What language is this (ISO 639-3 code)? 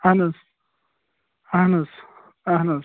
kas